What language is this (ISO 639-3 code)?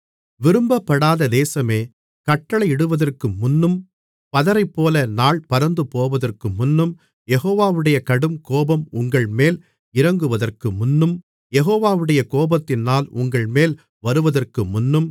tam